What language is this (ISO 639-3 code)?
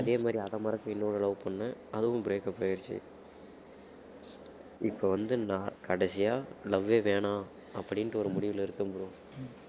tam